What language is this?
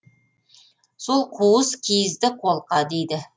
Kazakh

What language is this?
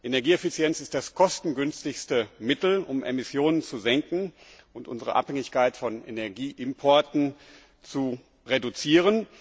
German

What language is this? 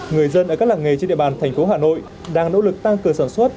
Vietnamese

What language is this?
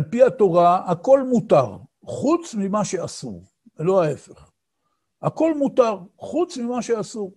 Hebrew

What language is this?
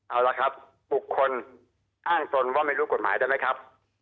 Thai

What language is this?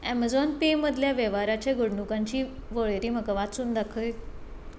Konkani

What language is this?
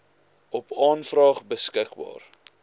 Afrikaans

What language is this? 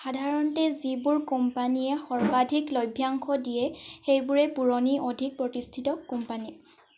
Assamese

